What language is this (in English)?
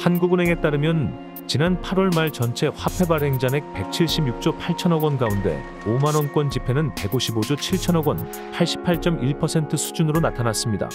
Korean